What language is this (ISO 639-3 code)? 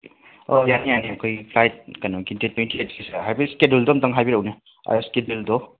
mni